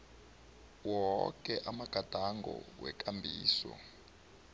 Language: South Ndebele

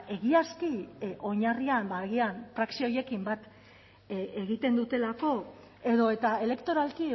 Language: Basque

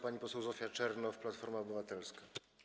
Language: Polish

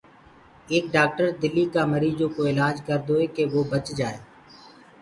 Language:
Gurgula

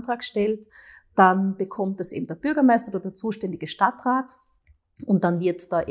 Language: German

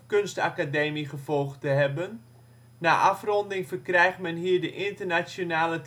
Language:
Dutch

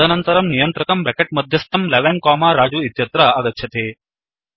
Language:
Sanskrit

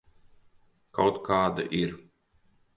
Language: Latvian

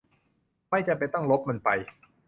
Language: Thai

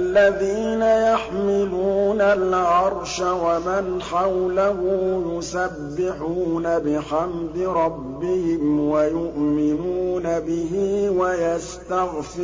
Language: Arabic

